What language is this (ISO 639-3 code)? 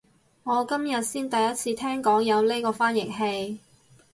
yue